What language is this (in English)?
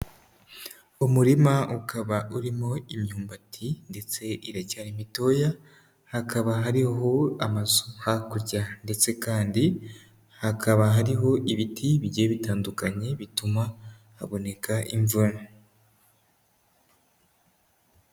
Kinyarwanda